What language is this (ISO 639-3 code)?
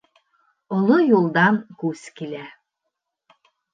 bak